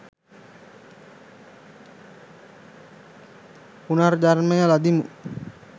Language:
Sinhala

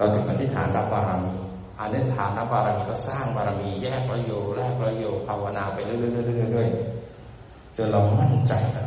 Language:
Thai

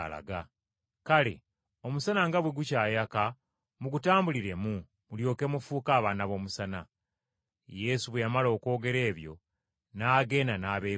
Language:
Ganda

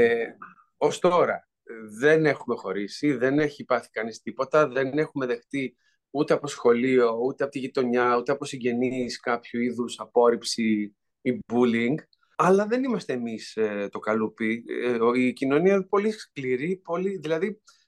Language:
Greek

